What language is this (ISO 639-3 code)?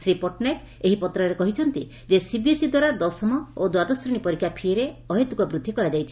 ori